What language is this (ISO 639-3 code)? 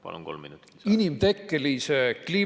est